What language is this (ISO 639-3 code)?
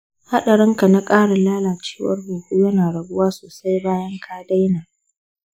hau